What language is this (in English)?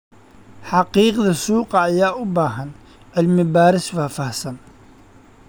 Somali